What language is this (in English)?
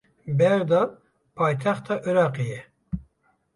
Kurdish